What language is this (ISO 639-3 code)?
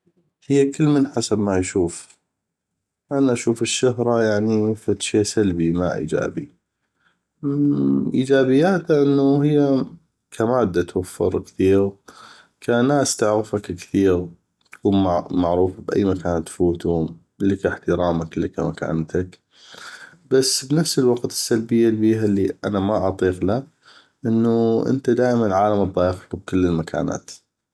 ayp